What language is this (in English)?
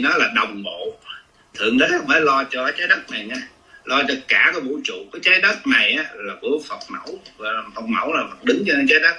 Vietnamese